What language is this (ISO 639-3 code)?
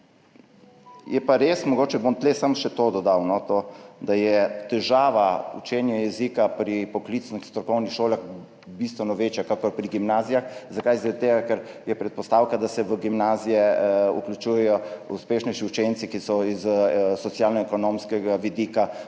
slv